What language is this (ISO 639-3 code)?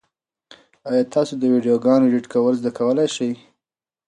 pus